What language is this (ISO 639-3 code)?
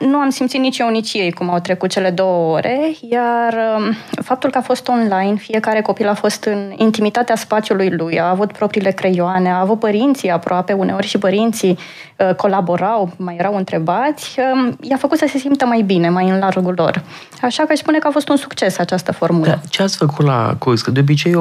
ron